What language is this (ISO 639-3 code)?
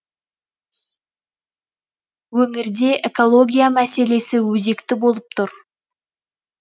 kaz